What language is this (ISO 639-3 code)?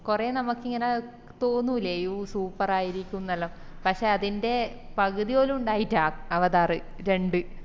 mal